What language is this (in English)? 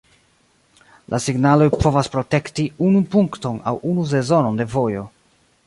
Esperanto